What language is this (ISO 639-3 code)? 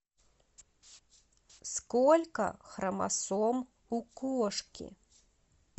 rus